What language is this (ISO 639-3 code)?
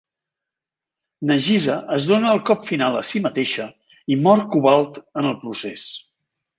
cat